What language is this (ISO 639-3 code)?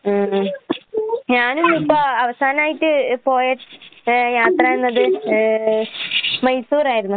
mal